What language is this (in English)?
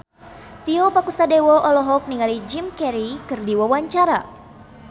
Sundanese